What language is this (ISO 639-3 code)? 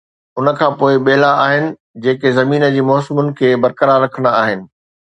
snd